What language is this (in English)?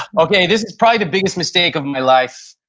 English